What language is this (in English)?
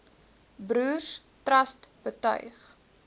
Afrikaans